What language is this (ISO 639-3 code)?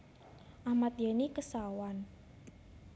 jav